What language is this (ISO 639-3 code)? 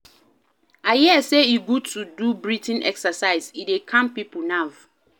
pcm